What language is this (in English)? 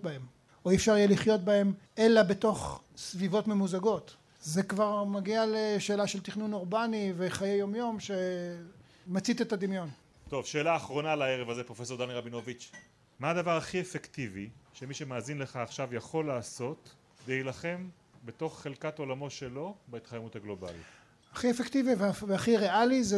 Hebrew